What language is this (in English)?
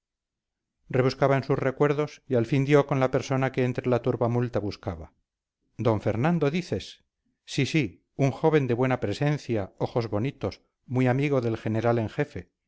Spanish